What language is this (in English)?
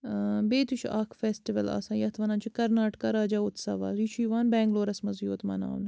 Kashmiri